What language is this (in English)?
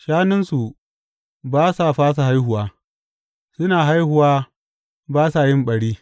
Hausa